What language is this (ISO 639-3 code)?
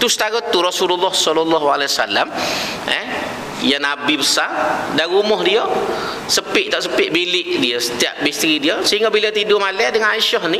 msa